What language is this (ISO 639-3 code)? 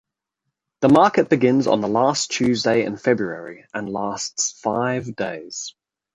eng